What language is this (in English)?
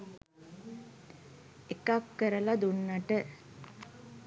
Sinhala